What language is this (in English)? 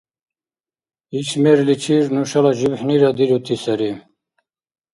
Dargwa